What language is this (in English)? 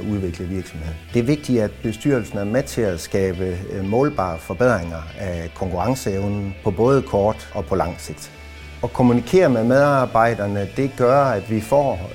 Danish